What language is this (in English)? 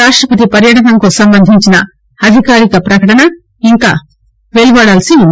Telugu